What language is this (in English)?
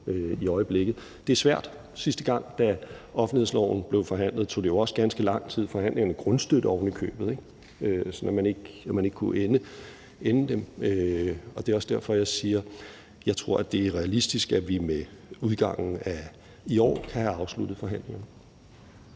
Danish